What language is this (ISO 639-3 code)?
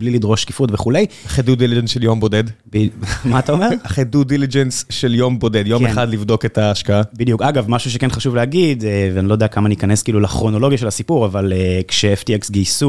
heb